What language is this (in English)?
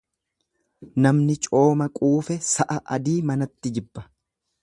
Oromo